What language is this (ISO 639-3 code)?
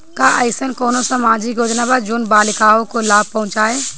bho